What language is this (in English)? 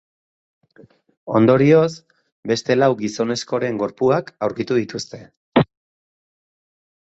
Basque